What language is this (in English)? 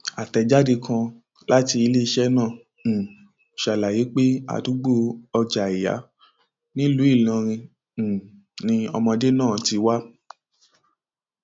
Yoruba